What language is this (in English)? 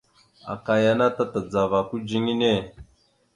Mada (Cameroon)